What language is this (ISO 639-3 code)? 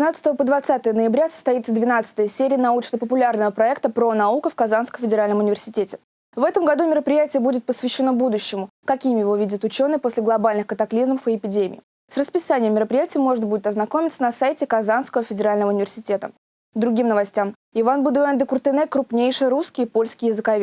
rus